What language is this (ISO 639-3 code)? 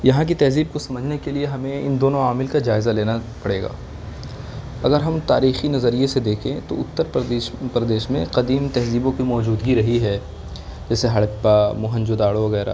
urd